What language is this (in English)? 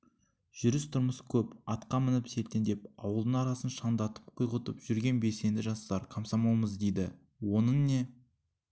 Kazakh